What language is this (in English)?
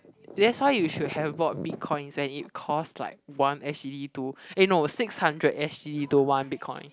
English